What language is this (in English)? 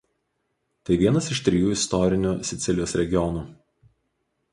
Lithuanian